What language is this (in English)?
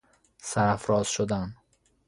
Persian